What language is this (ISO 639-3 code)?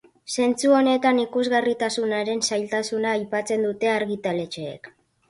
eus